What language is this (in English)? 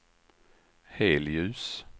Swedish